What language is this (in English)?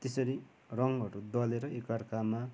Nepali